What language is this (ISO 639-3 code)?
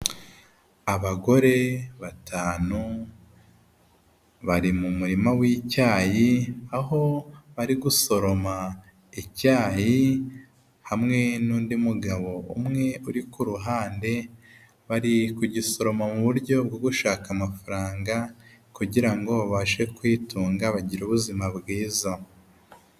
kin